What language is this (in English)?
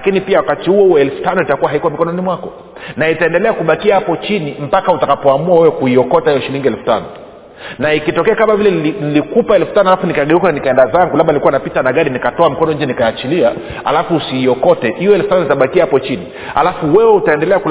Swahili